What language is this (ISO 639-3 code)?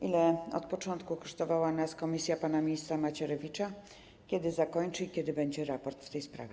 pol